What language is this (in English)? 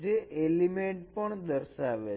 Gujarati